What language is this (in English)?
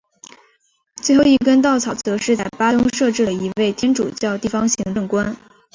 Chinese